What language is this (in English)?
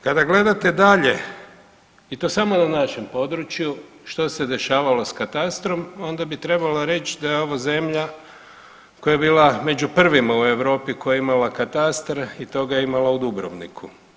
Croatian